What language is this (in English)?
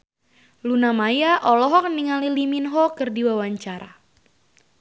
Sundanese